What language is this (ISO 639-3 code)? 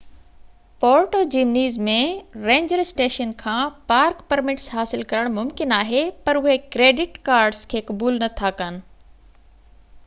snd